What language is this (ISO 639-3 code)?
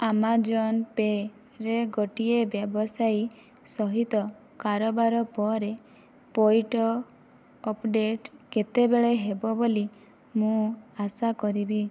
ori